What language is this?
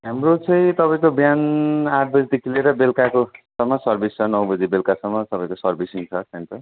Nepali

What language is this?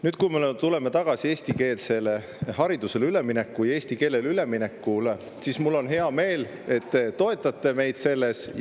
Estonian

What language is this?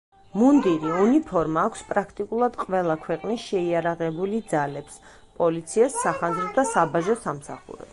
Georgian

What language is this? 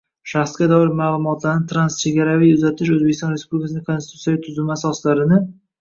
Uzbek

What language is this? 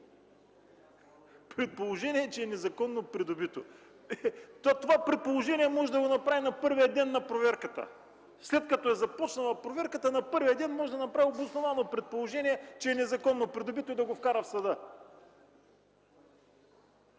Bulgarian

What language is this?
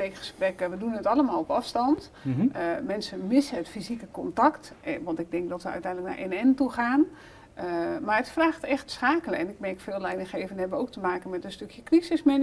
Dutch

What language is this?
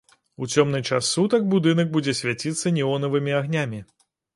Belarusian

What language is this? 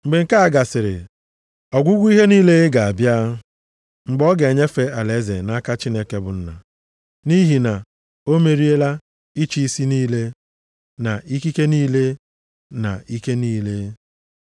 Igbo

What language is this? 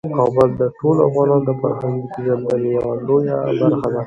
Pashto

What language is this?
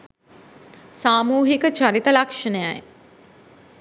Sinhala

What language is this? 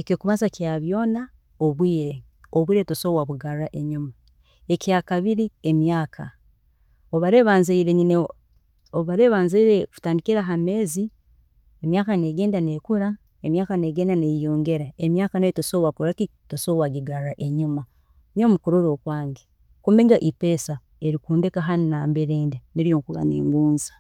Tooro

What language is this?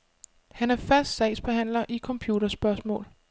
Danish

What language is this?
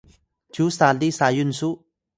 Atayal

